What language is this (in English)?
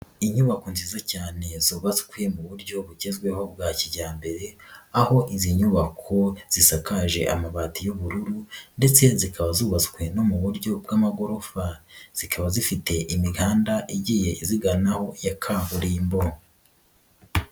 Kinyarwanda